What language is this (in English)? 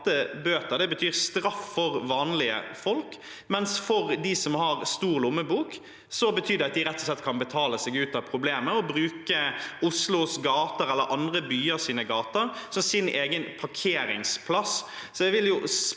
Norwegian